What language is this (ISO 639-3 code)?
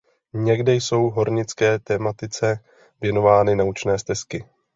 ces